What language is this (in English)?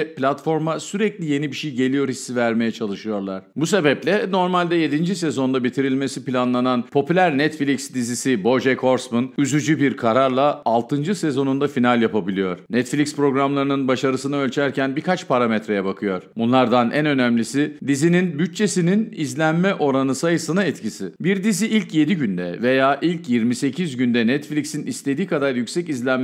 Turkish